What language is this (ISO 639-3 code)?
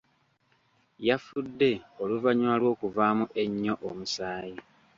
lug